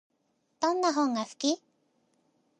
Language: Japanese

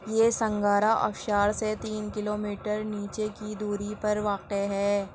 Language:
Urdu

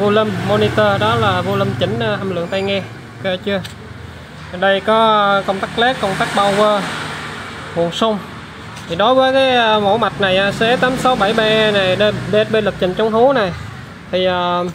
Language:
Vietnamese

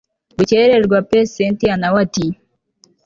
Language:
Kinyarwanda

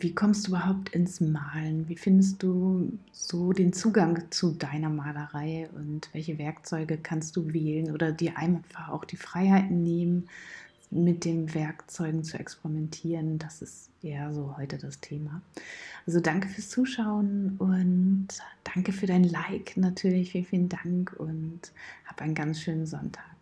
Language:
German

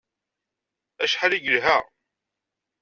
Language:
Kabyle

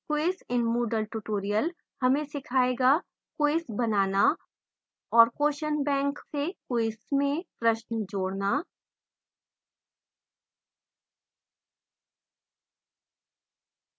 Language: Hindi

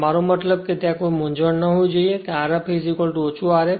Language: Gujarati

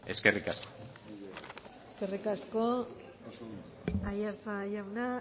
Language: Basque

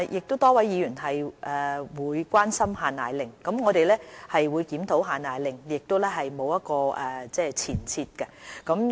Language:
Cantonese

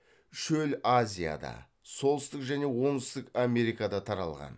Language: Kazakh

